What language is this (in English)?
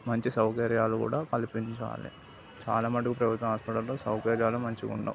Telugu